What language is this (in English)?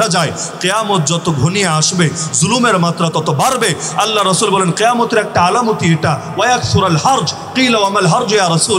Romanian